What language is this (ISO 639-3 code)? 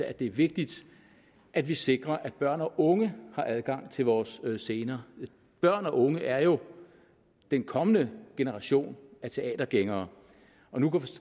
dan